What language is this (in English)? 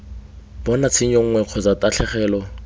Tswana